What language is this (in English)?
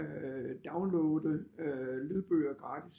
Danish